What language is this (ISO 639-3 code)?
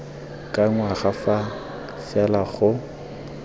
tsn